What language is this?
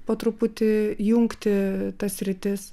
Lithuanian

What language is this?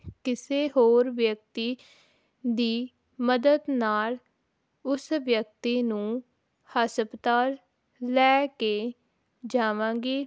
Punjabi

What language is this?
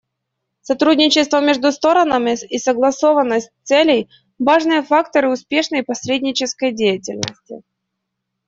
Russian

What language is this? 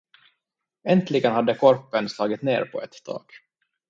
Swedish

